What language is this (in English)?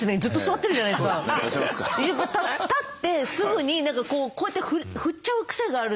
Japanese